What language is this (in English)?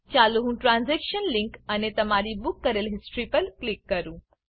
Gujarati